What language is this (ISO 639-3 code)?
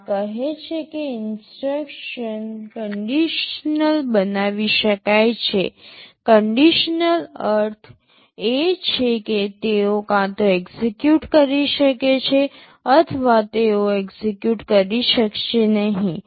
guj